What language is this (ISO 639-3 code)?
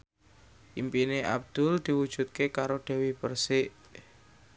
jav